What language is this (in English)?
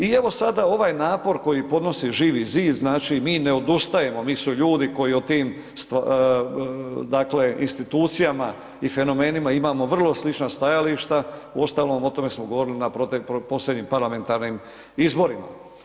Croatian